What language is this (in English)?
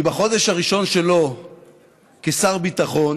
Hebrew